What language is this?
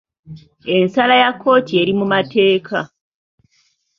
Ganda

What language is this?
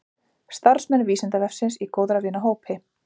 Icelandic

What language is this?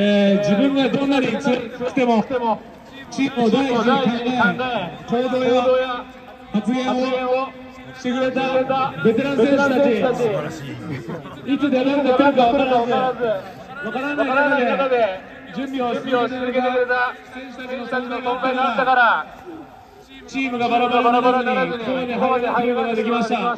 Japanese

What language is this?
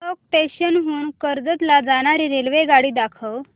Marathi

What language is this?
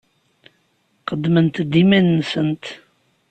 Kabyle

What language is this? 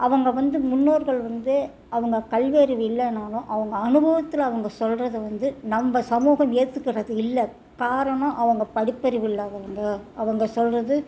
Tamil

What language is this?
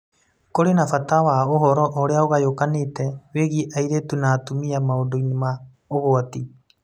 Kikuyu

